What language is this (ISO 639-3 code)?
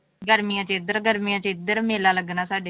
pan